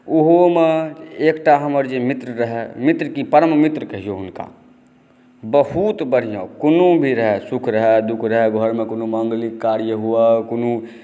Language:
Maithili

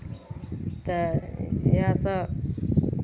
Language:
Maithili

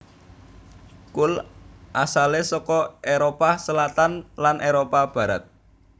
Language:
Javanese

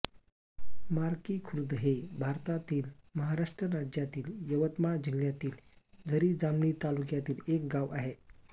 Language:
Marathi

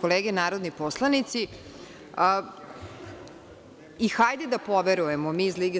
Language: Serbian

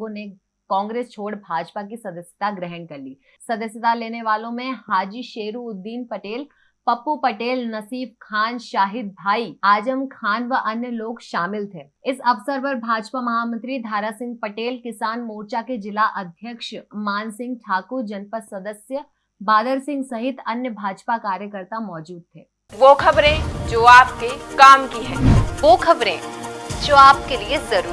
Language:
Hindi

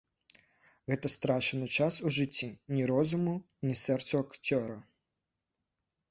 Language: Belarusian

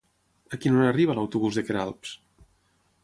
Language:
Catalan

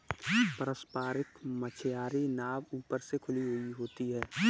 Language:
Hindi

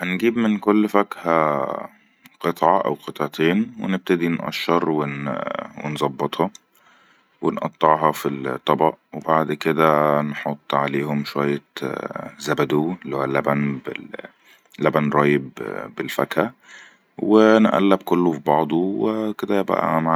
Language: Egyptian Arabic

